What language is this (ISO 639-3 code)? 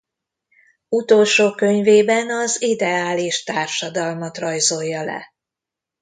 hun